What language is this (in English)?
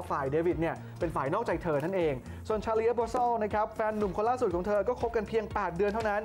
Thai